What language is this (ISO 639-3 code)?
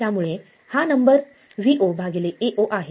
mar